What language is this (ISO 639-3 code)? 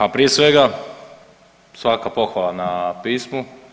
hrv